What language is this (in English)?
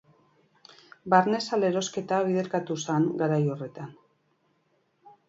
Basque